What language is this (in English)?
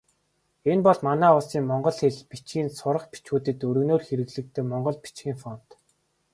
Mongolian